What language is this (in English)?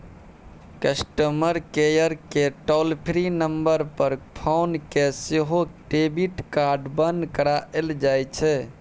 Maithili